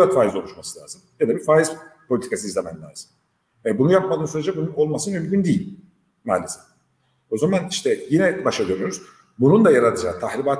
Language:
Turkish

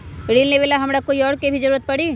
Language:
Magahi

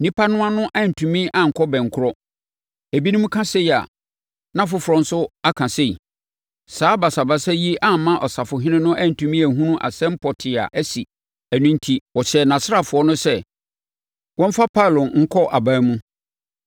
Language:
Akan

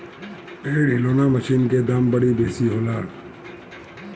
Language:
Bhojpuri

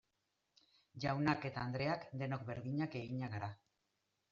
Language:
Basque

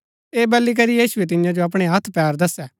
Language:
Gaddi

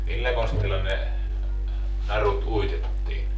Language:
Finnish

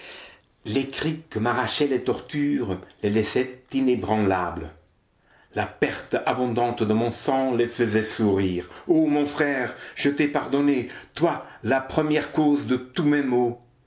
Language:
French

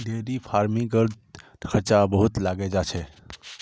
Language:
Magahi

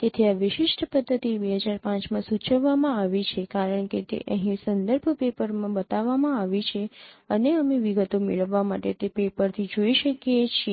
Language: Gujarati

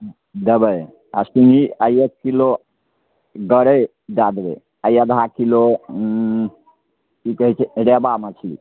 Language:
Maithili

